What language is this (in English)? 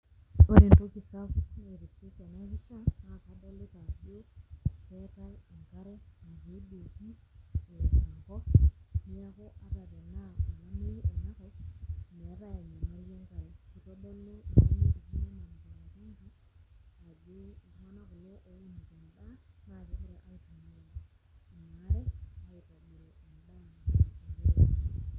Masai